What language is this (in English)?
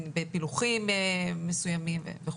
Hebrew